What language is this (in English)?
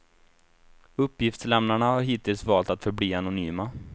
Swedish